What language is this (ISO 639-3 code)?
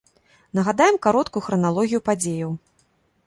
bel